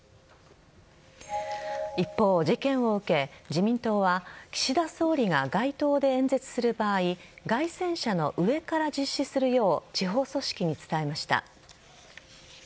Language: Japanese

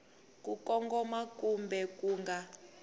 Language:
Tsonga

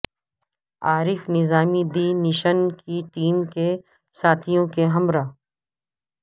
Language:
Urdu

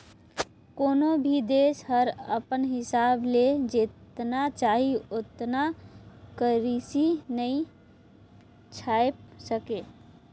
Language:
Chhattisgarhi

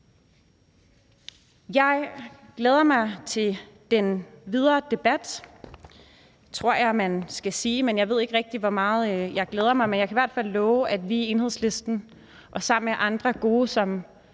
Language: Danish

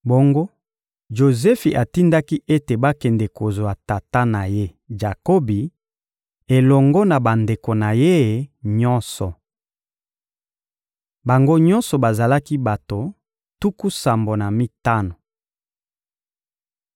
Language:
Lingala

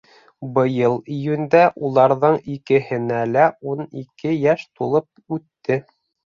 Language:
Bashkir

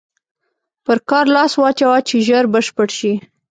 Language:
Pashto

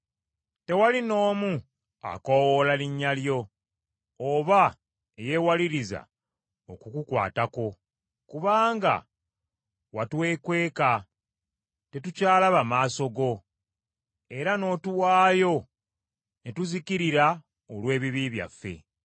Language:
Ganda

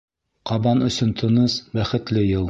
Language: Bashkir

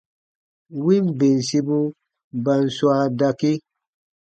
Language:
Baatonum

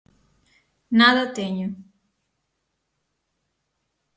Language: Galician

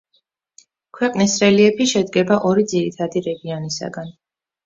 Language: Georgian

